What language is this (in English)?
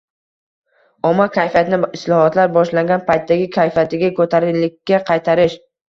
Uzbek